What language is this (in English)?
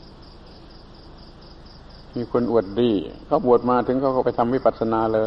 Thai